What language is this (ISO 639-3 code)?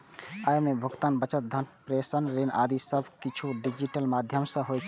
mai